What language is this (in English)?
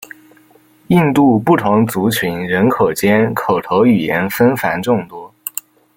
Chinese